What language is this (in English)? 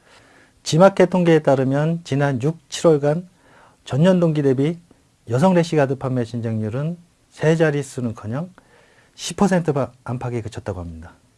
Korean